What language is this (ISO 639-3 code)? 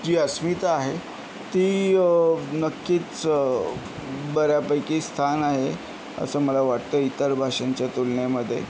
mar